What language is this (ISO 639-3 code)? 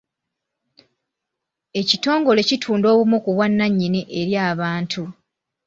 lug